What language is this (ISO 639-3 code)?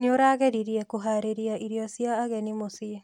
kik